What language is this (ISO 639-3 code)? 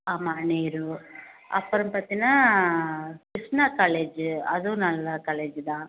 tam